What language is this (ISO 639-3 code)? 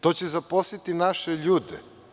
srp